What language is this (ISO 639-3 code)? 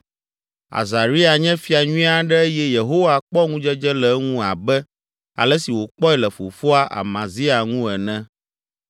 ewe